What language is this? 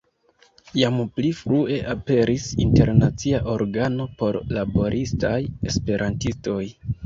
Esperanto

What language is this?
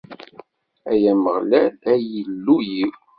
Kabyle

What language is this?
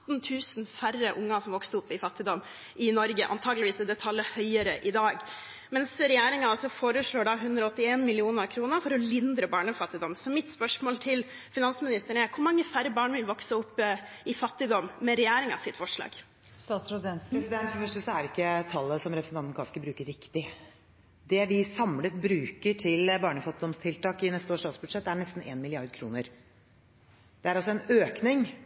Norwegian Bokmål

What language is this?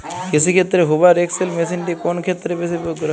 Bangla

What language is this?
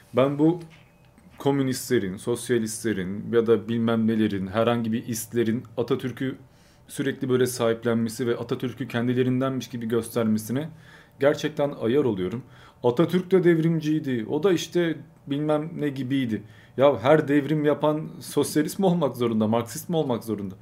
Turkish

